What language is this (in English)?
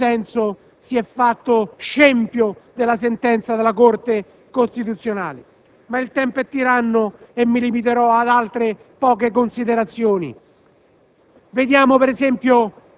Italian